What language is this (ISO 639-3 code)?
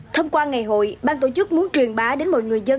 vie